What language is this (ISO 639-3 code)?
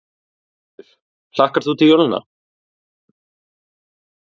isl